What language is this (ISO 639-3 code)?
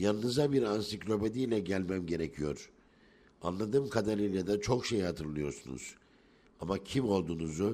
tur